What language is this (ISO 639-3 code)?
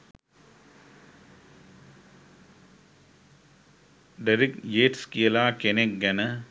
sin